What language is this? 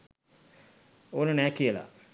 Sinhala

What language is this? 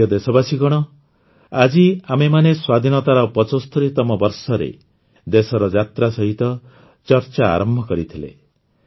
Odia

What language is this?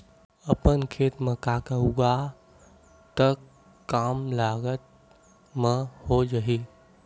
Chhattisgarhi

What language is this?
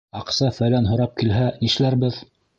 Bashkir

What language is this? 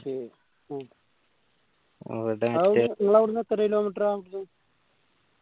Malayalam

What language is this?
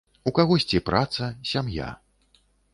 Belarusian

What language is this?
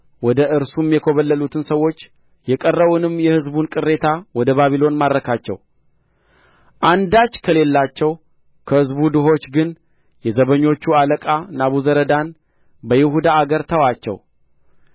Amharic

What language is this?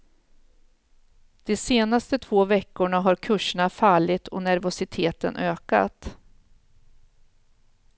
Swedish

